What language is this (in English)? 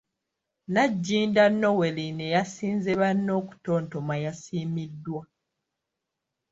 Ganda